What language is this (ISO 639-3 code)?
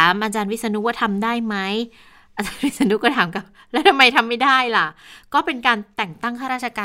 tha